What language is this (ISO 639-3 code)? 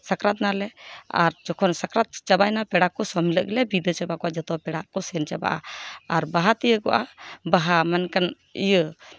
sat